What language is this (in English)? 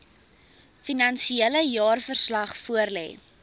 Afrikaans